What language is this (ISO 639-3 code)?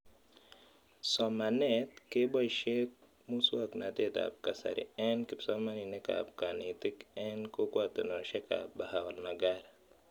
kln